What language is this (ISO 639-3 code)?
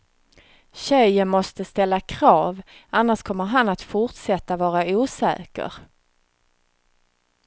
swe